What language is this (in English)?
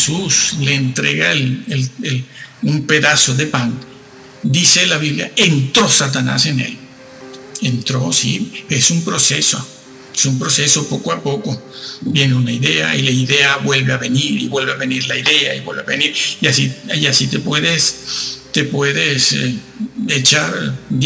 Spanish